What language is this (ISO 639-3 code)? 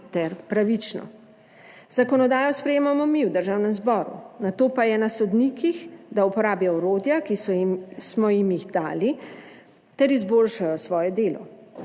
slv